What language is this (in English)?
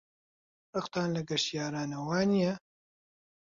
Central Kurdish